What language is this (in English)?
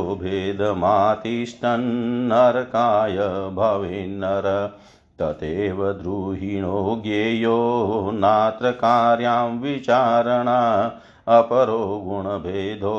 Hindi